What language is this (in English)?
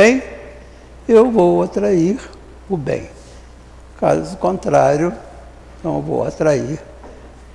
Portuguese